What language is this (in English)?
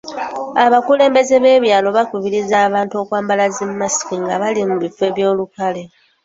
Ganda